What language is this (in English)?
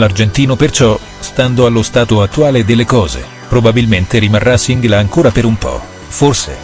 Italian